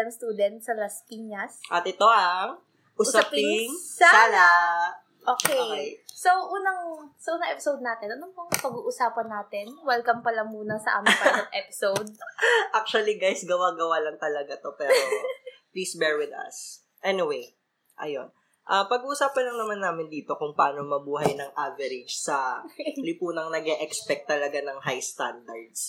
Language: Filipino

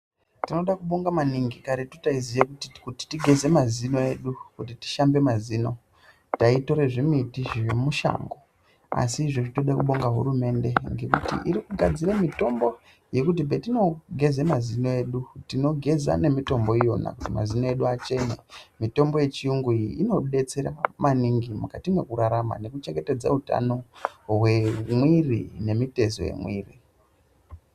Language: Ndau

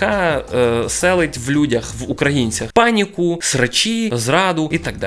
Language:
Ukrainian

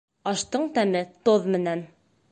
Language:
Bashkir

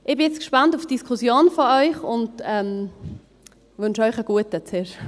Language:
Swiss German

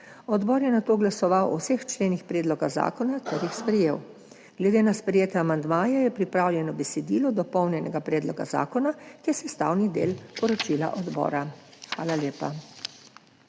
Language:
Slovenian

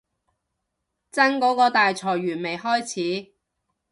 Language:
Cantonese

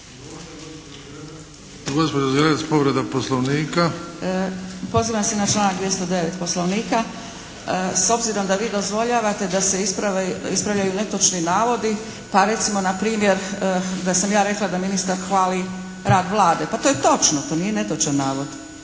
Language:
Croatian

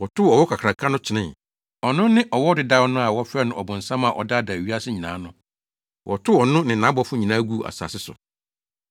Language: Akan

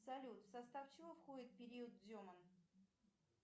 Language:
Russian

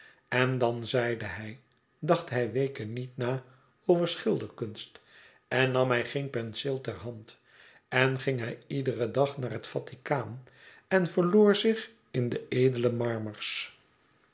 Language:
Dutch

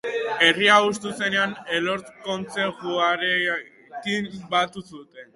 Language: Basque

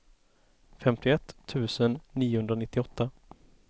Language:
Swedish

